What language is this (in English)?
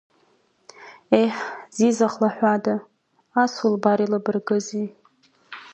Abkhazian